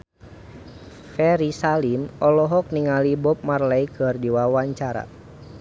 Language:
Sundanese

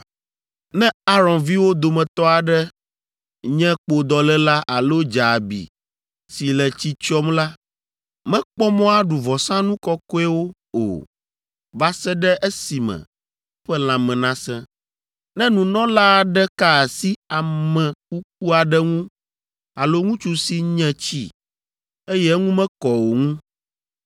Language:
Ewe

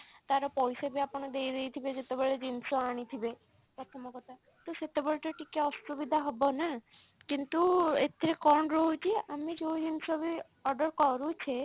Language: Odia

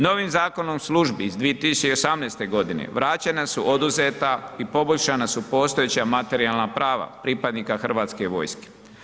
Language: Croatian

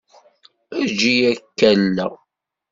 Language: Kabyle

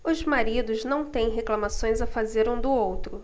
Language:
Portuguese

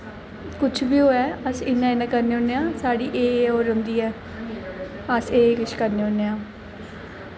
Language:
Dogri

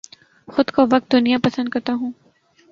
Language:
Urdu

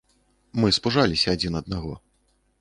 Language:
Belarusian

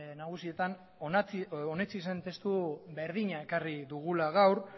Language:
Basque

